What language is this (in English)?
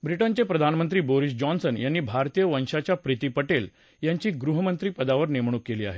Marathi